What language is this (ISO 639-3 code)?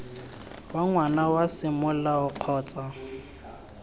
tsn